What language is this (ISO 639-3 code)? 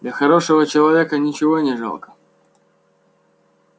rus